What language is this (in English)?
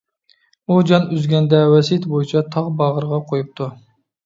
Uyghur